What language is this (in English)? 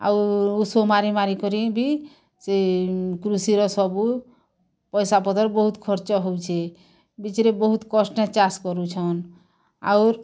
Odia